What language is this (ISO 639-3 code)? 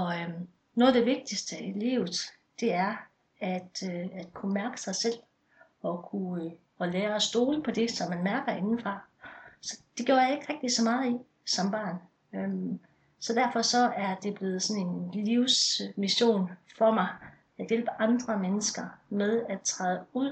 dan